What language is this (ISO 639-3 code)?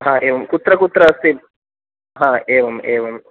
san